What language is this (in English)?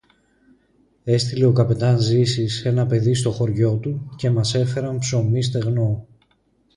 Greek